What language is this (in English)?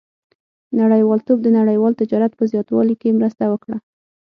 Pashto